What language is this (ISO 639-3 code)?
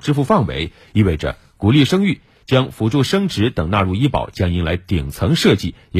zho